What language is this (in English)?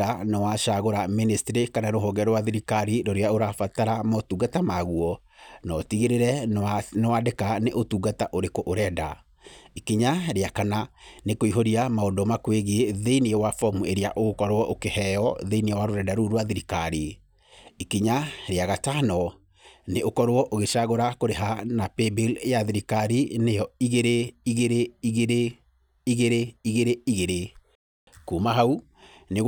Kikuyu